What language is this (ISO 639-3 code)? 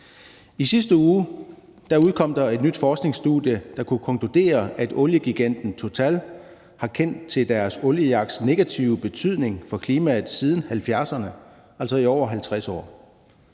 dan